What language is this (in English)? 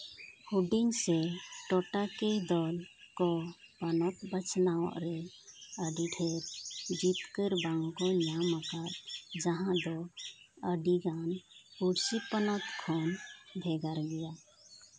Santali